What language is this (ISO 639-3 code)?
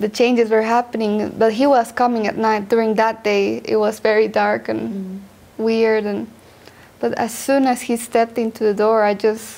eng